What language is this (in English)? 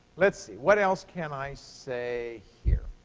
English